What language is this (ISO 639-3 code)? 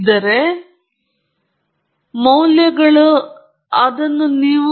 kan